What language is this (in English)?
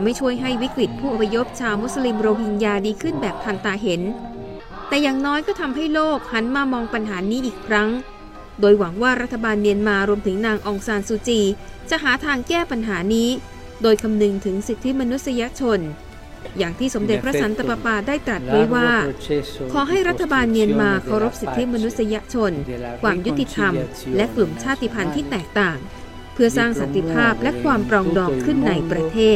Thai